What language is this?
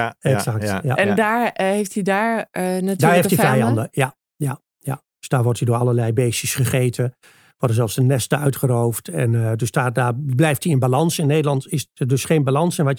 Dutch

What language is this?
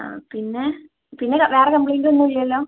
Malayalam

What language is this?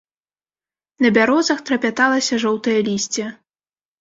Belarusian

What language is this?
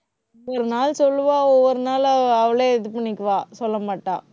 Tamil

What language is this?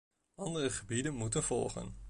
Dutch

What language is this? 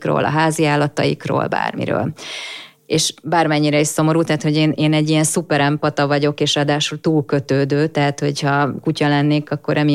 Hungarian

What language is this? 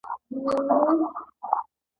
Pashto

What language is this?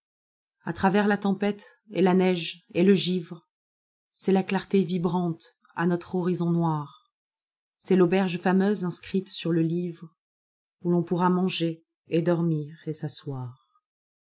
French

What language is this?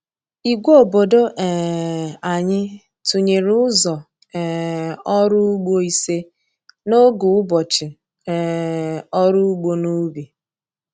Igbo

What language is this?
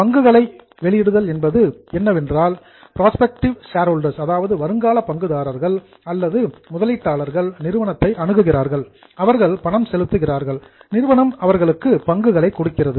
Tamil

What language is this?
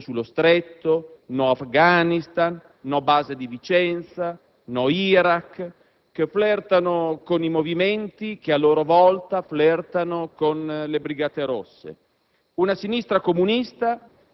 Italian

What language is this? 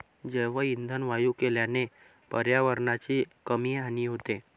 Marathi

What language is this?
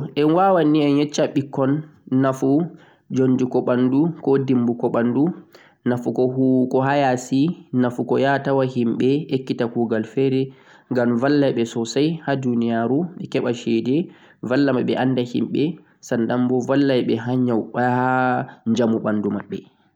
Central-Eastern Niger Fulfulde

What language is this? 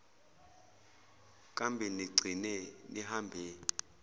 Zulu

